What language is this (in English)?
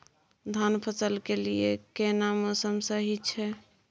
Maithili